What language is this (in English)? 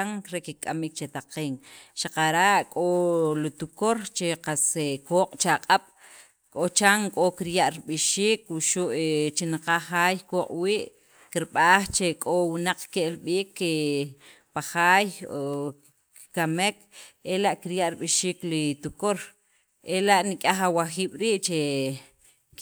Sacapulteco